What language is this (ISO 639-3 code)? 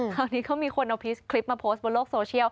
tha